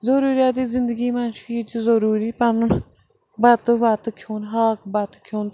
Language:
Kashmiri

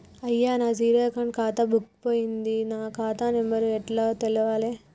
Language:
Telugu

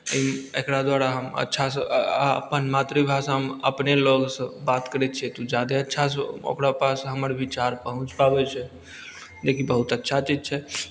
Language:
Maithili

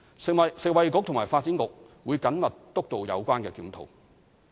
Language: Cantonese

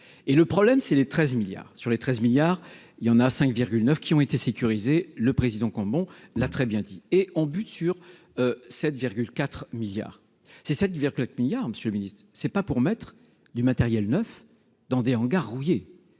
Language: French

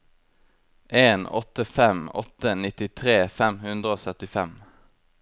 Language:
Norwegian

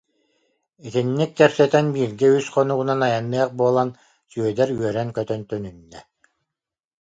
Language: Yakut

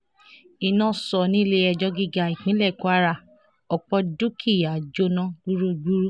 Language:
Yoruba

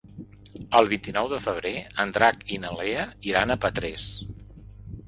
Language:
Catalan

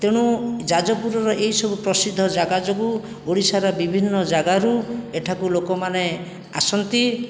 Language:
Odia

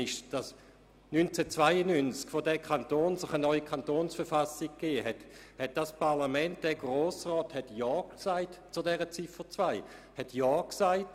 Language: Swiss German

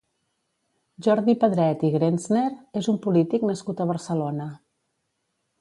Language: Catalan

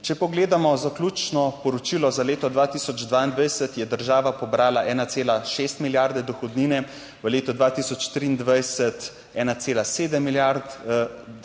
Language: Slovenian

